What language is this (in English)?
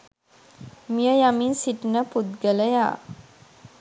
Sinhala